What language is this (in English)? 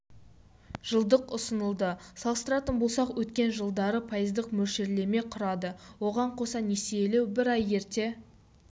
Kazakh